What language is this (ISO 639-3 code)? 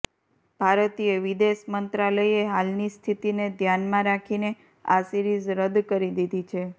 guj